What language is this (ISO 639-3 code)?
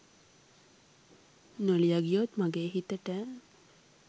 sin